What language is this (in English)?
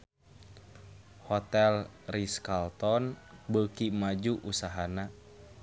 Sundanese